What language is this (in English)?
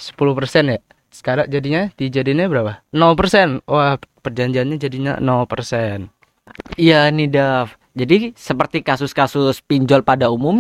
Indonesian